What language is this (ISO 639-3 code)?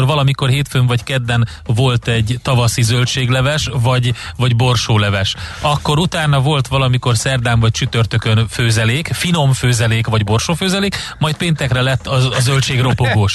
hun